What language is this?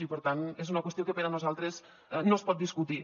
Catalan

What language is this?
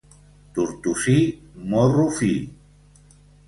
Catalan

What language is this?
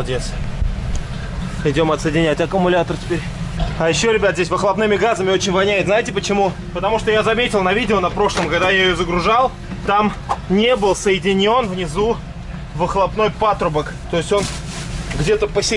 Russian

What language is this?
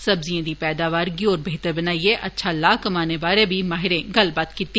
Dogri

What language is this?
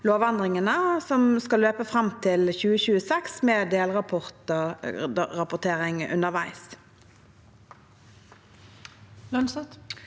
Norwegian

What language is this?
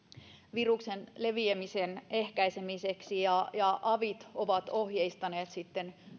Finnish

